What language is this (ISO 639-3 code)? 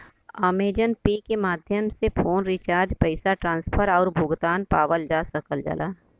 bho